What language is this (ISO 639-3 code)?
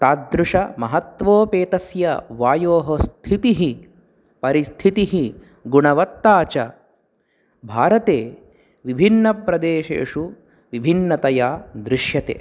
san